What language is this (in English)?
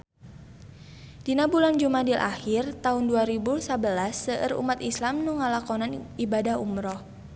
Sundanese